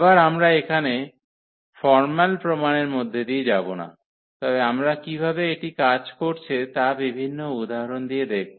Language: Bangla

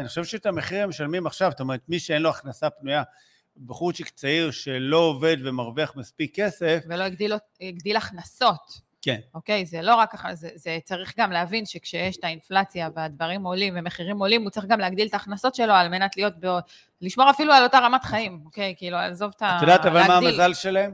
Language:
Hebrew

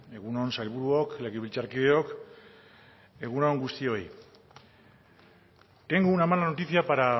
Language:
Basque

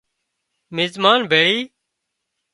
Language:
Wadiyara Koli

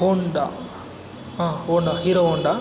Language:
Kannada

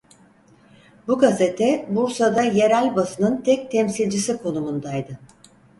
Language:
Turkish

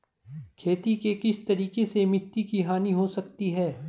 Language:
Hindi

